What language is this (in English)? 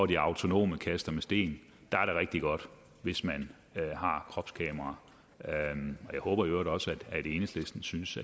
Danish